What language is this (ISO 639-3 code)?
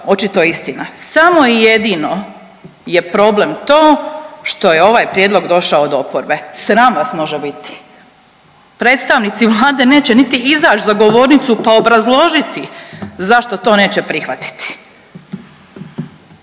hrv